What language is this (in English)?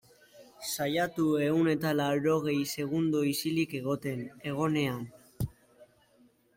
Basque